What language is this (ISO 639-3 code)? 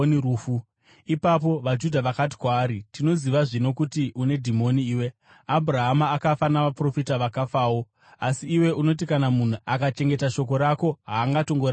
sna